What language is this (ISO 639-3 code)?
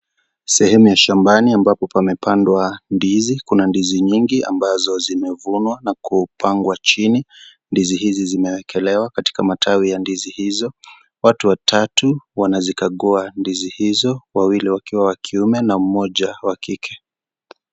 swa